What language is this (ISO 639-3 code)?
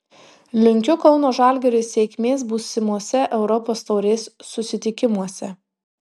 lit